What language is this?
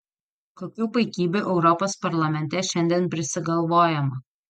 Lithuanian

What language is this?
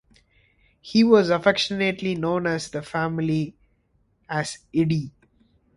English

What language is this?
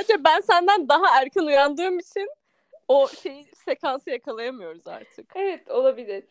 Turkish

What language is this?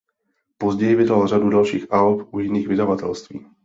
Czech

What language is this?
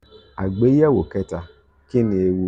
Yoruba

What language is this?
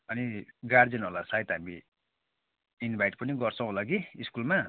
Nepali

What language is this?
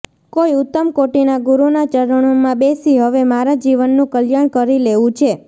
Gujarati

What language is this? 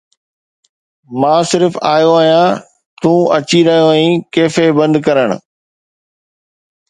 Sindhi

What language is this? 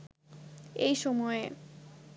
Bangla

